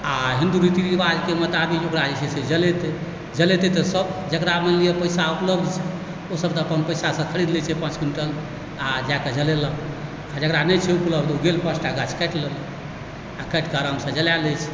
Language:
Maithili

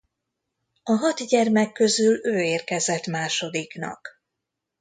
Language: Hungarian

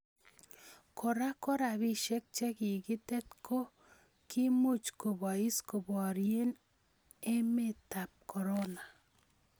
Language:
Kalenjin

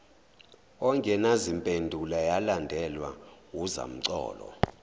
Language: Zulu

